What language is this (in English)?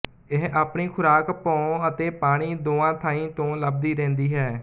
Punjabi